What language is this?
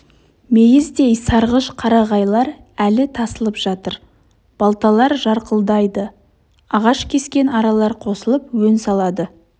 Kazakh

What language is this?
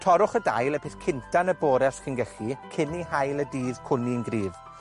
Welsh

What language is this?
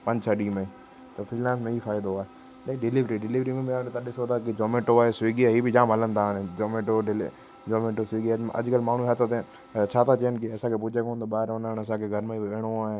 Sindhi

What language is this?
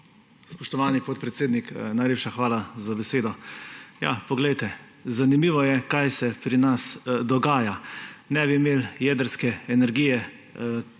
Slovenian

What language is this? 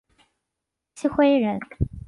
Chinese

